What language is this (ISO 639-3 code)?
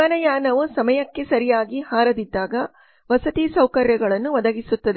kan